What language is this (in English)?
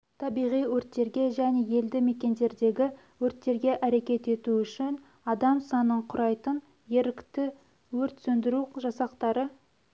Kazakh